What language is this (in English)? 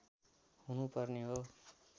Nepali